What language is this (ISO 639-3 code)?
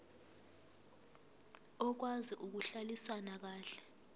zul